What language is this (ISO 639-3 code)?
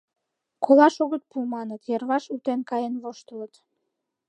chm